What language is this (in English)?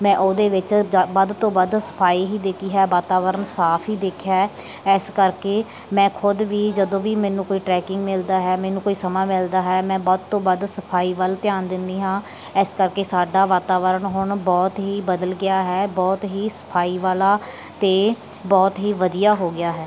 Punjabi